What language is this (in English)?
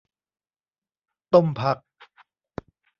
Thai